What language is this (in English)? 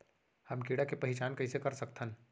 Chhattisgarhi